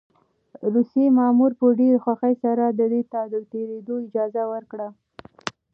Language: Pashto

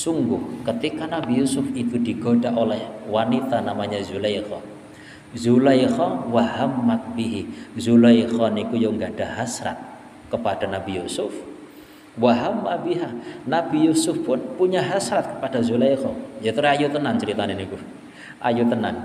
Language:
Indonesian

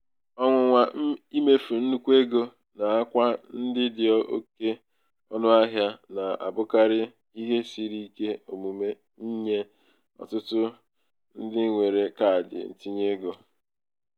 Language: Igbo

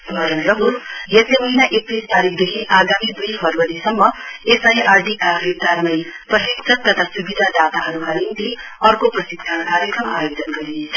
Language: Nepali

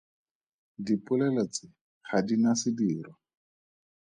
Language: Tswana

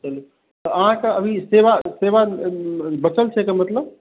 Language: Maithili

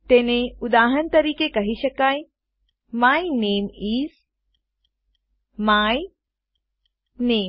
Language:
Gujarati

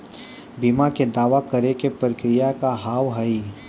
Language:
Maithili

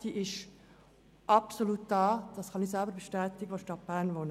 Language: Swiss German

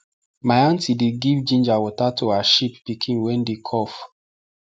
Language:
Nigerian Pidgin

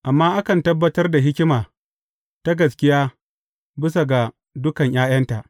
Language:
Hausa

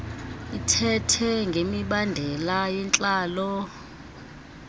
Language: Xhosa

